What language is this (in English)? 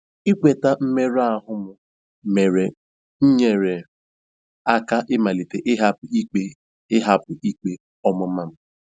Igbo